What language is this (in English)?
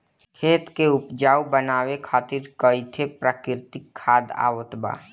Bhojpuri